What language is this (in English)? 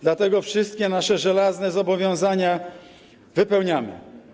Polish